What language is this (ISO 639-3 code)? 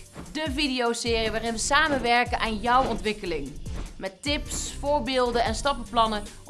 nld